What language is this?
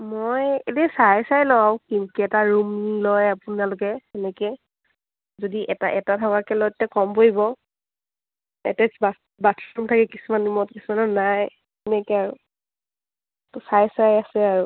Assamese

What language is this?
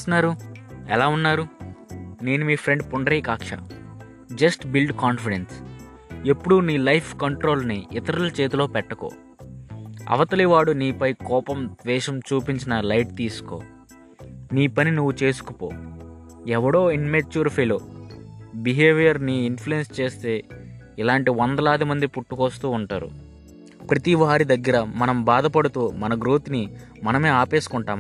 Telugu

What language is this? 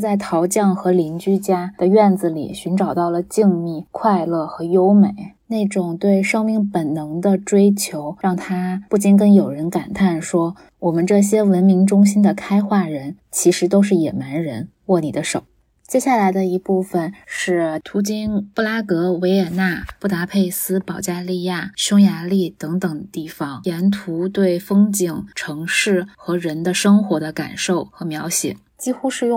Chinese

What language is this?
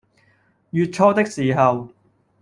Cantonese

